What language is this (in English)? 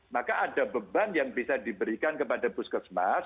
Indonesian